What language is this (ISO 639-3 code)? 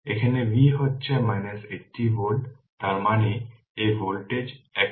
ben